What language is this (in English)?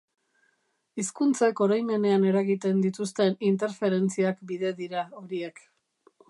Basque